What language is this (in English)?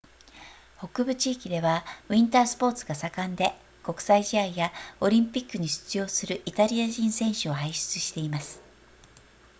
Japanese